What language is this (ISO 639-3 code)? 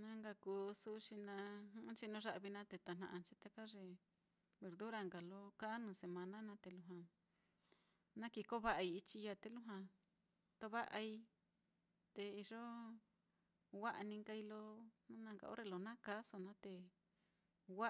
vmm